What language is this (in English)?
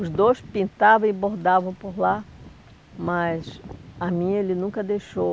Portuguese